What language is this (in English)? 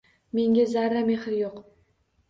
Uzbek